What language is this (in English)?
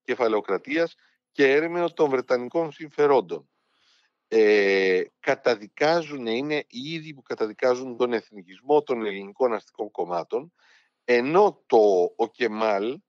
Greek